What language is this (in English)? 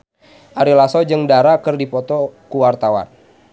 Sundanese